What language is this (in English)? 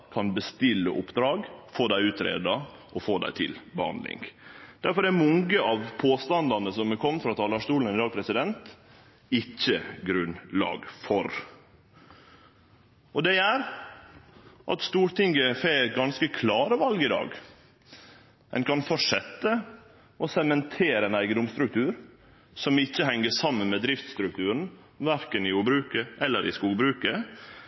Norwegian Nynorsk